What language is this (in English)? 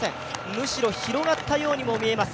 Japanese